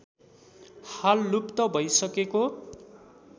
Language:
Nepali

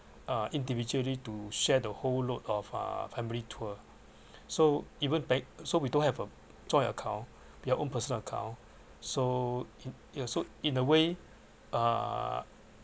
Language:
English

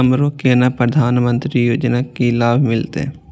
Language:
Maithili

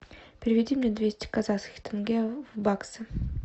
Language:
Russian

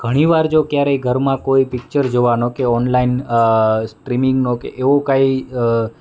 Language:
Gujarati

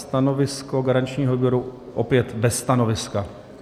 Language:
Czech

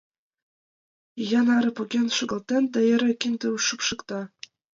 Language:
Mari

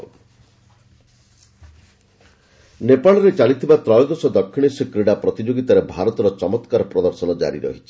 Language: Odia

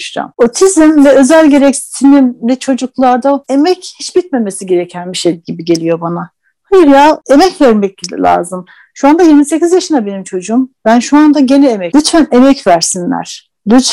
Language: Turkish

